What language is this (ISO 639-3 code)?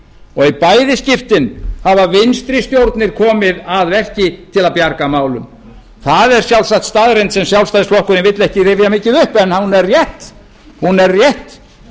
isl